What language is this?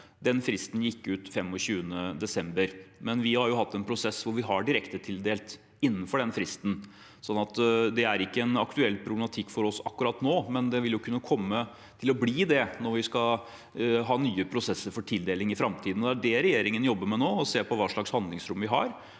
Norwegian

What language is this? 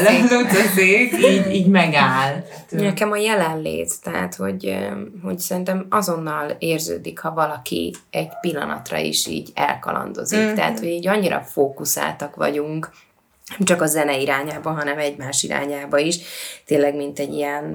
Hungarian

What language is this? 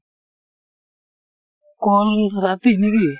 Assamese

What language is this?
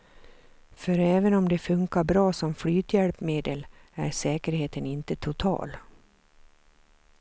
Swedish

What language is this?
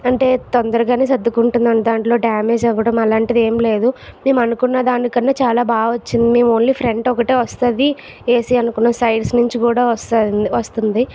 Telugu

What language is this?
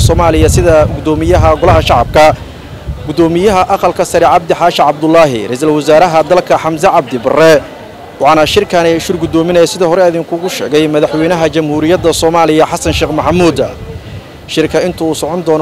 Arabic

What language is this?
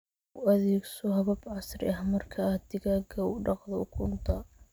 Somali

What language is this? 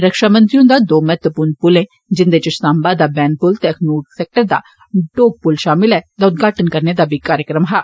Dogri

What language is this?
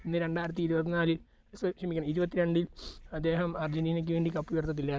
Malayalam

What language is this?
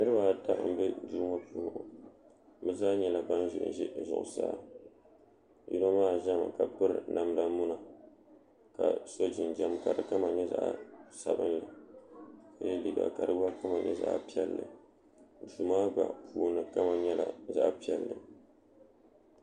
Dagbani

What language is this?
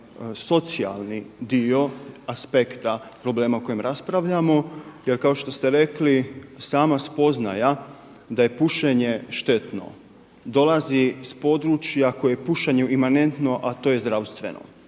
Croatian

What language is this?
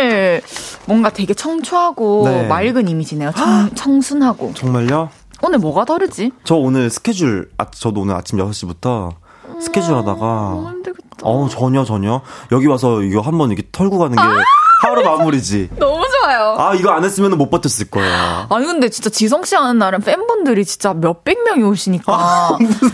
Korean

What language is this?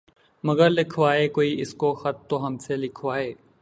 Urdu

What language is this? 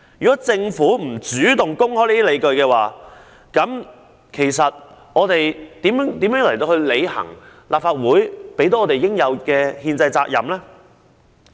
Cantonese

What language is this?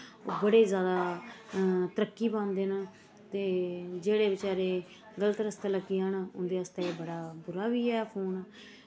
Dogri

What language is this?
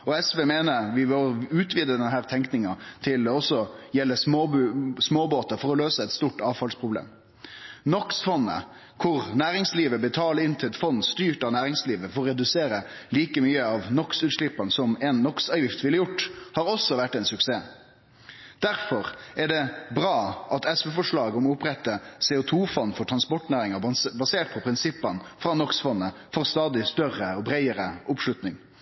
Norwegian Nynorsk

